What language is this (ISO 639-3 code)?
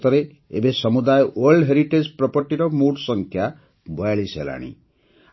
ori